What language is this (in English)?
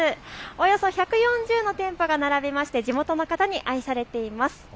Japanese